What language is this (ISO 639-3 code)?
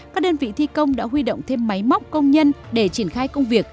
vie